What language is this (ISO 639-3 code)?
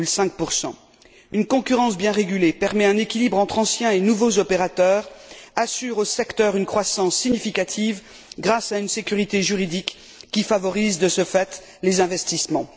fra